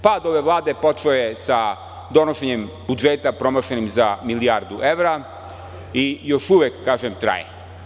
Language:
Serbian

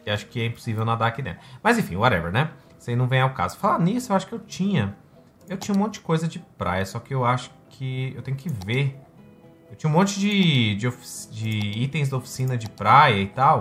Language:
Portuguese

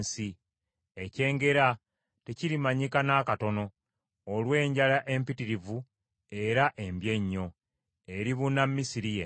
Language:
Ganda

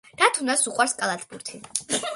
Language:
Georgian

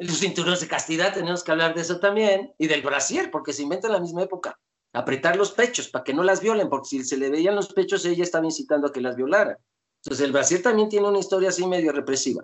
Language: Spanish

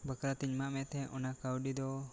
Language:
Santali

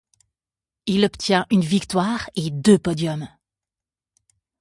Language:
French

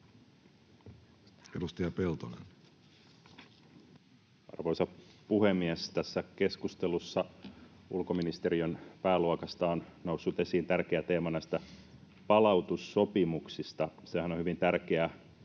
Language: Finnish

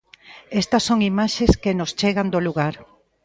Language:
Galician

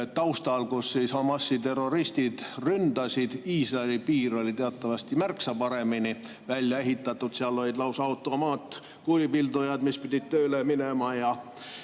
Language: Estonian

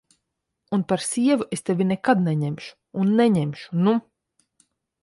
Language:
Latvian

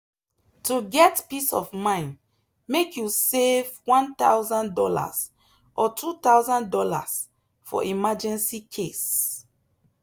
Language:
Nigerian Pidgin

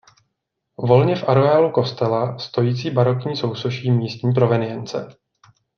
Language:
Czech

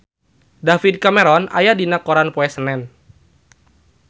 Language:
Sundanese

